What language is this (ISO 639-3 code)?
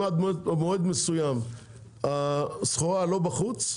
heb